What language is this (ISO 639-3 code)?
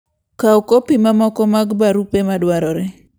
luo